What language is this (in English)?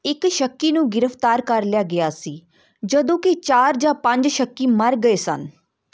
Punjabi